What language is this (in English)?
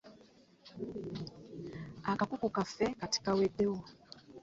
Ganda